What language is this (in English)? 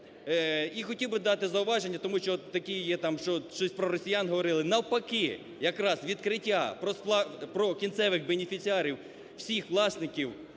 Ukrainian